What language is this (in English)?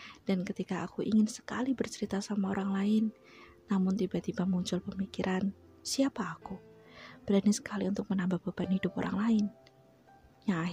Indonesian